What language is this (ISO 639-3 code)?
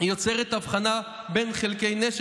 heb